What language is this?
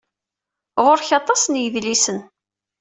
Kabyle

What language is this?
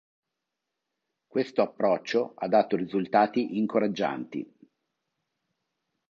Italian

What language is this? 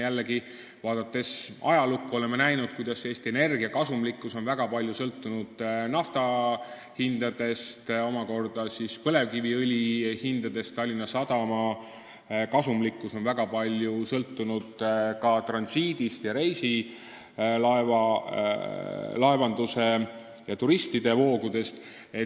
Estonian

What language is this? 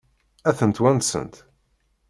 Kabyle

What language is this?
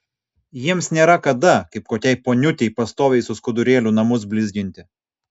Lithuanian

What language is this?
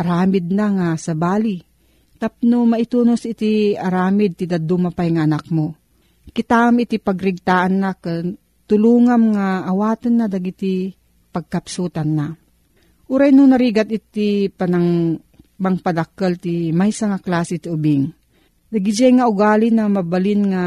Filipino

